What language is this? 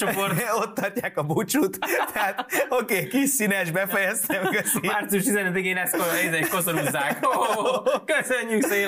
Hungarian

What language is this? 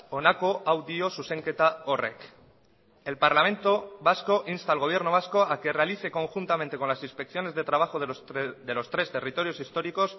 Spanish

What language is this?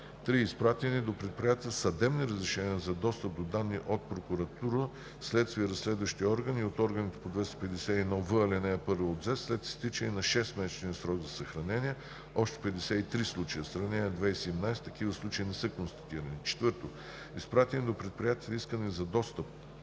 Bulgarian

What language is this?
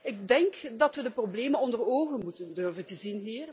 Dutch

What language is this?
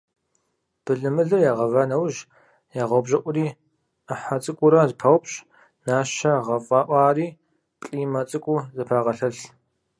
Kabardian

